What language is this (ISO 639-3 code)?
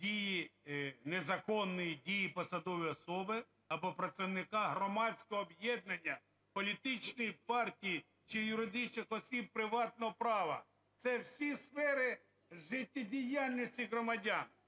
ukr